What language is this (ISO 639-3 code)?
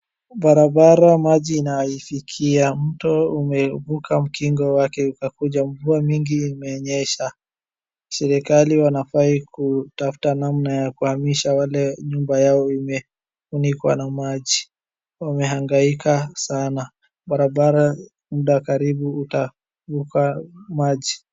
swa